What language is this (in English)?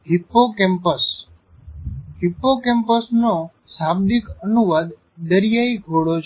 Gujarati